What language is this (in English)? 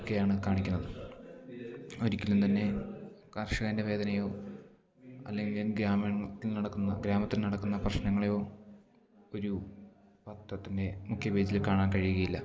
Malayalam